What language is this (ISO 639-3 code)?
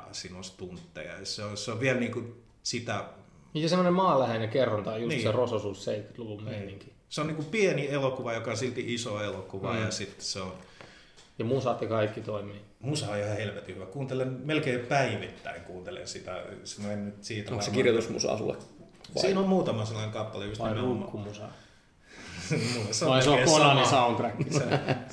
fin